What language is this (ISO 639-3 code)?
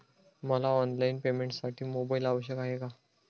mar